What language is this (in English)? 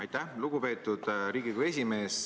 Estonian